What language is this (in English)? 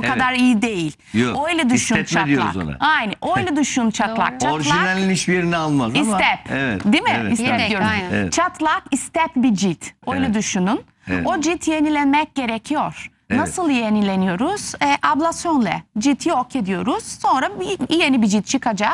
Turkish